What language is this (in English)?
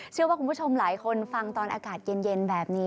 Thai